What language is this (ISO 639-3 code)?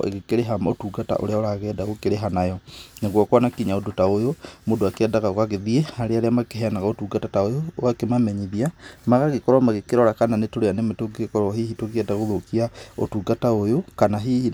kik